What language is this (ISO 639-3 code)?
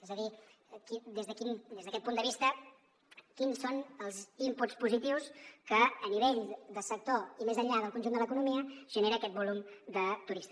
cat